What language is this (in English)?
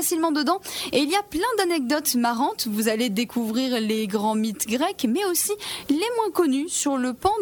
French